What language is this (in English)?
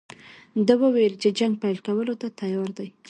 Pashto